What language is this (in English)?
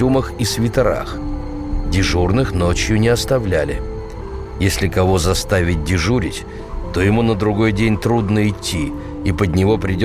Russian